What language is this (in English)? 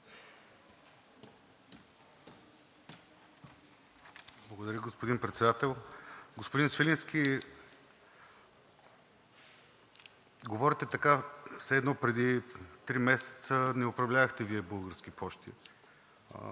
Bulgarian